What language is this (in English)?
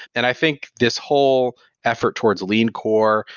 English